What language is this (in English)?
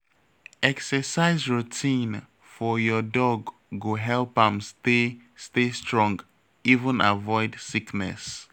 Nigerian Pidgin